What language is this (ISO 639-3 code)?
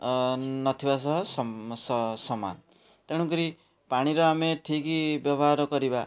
ori